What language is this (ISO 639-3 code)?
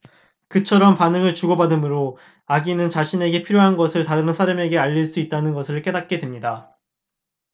kor